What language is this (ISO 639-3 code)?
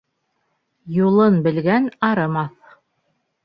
bak